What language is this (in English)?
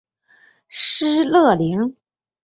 Chinese